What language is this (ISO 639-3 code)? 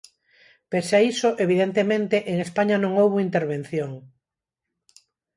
glg